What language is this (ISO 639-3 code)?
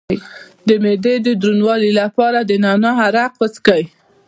pus